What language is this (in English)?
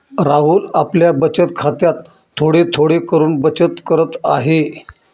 Marathi